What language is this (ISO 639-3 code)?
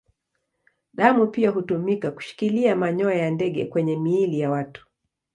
swa